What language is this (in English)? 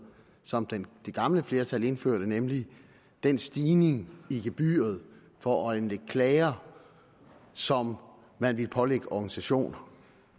Danish